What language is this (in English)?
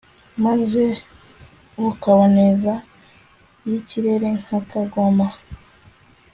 Kinyarwanda